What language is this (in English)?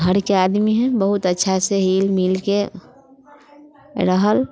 Maithili